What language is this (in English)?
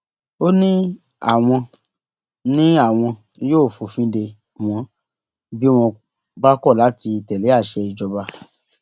Yoruba